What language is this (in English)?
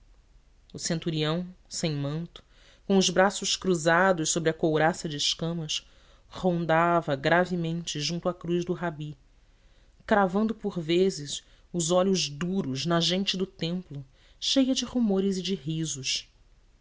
Portuguese